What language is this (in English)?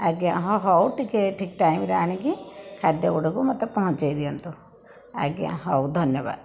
Odia